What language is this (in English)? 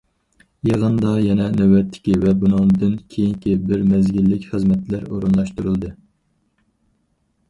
Uyghur